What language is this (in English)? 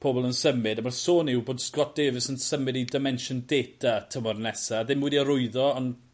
Welsh